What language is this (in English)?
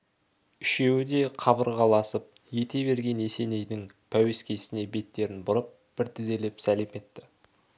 Kazakh